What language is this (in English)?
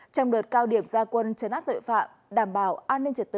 Vietnamese